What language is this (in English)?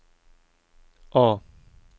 Swedish